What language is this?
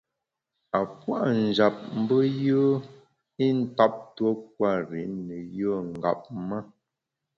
Bamun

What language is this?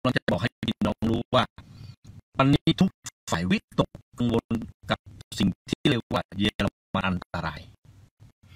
Thai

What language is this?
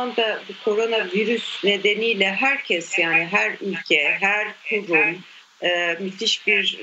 Turkish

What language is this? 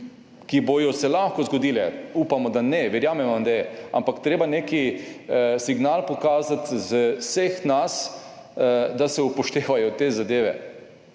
Slovenian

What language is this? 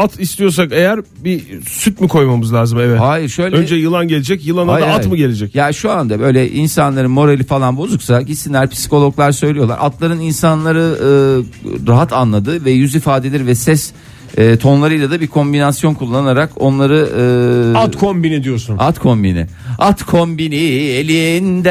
Turkish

